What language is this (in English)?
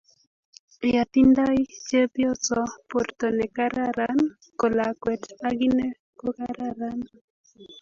Kalenjin